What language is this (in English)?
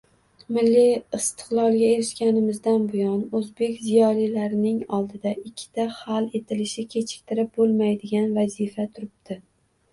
Uzbek